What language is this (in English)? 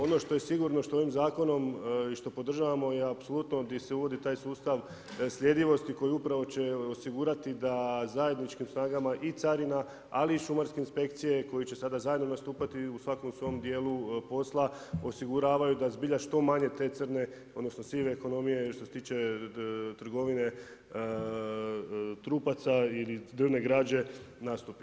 Croatian